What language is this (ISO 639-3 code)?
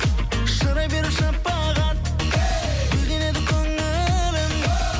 kaz